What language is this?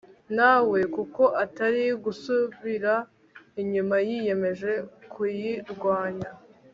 Kinyarwanda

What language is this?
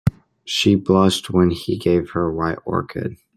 English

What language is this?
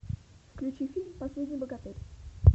Russian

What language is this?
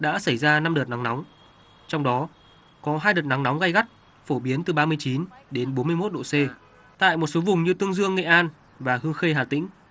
Vietnamese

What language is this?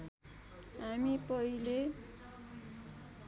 Nepali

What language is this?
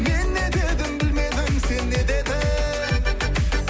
Kazakh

